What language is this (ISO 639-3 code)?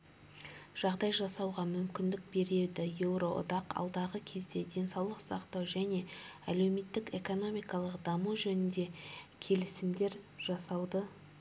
kaz